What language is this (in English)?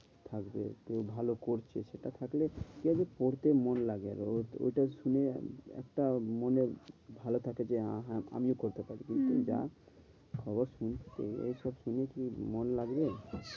Bangla